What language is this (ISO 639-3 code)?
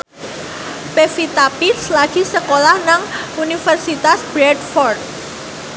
jav